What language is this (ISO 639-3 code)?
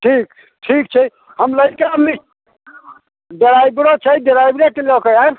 mai